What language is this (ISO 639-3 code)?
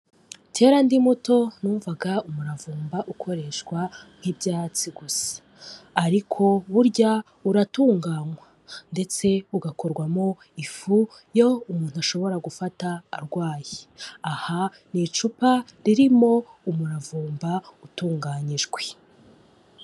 kin